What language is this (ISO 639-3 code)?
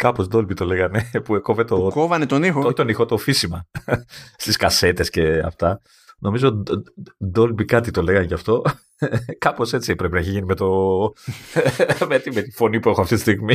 ell